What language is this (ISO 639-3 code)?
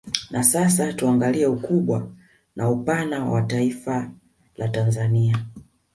swa